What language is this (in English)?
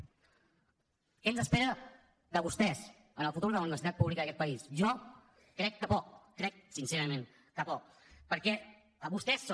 Catalan